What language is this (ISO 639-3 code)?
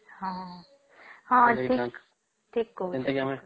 ori